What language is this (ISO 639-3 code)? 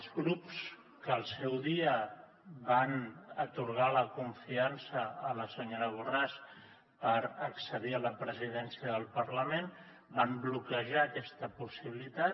cat